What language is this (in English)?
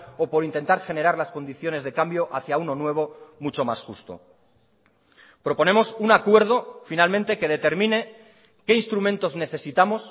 Spanish